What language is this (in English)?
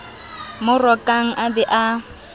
Southern Sotho